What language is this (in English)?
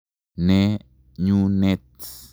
Kalenjin